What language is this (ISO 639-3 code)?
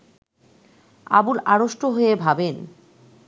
ben